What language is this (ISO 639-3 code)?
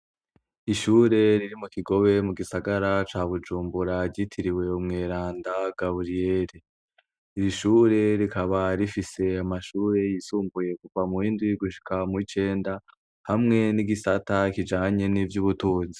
run